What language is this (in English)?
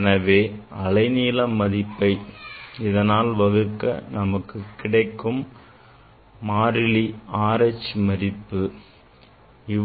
Tamil